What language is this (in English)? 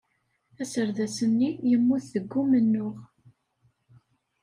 Kabyle